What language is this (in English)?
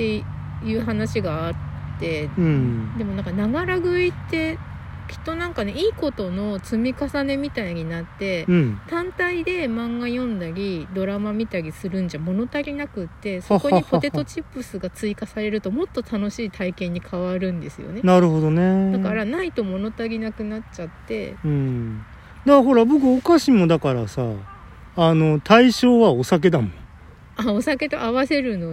Japanese